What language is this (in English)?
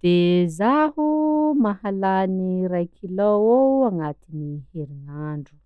Sakalava Malagasy